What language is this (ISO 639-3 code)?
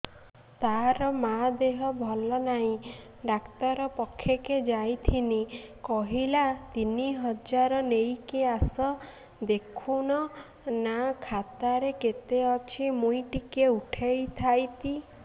ori